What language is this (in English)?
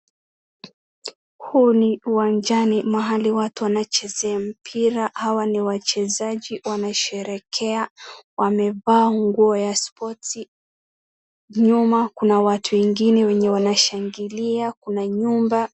Swahili